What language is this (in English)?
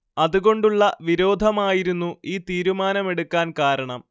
Malayalam